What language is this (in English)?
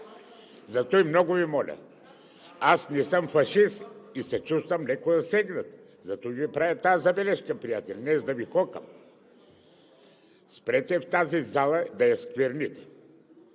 Bulgarian